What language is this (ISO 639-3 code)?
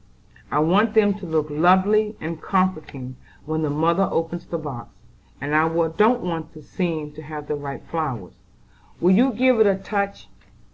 eng